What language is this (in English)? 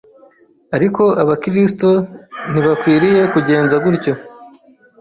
Kinyarwanda